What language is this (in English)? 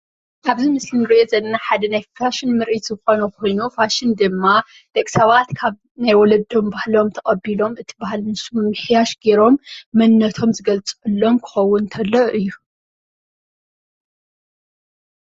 Tigrinya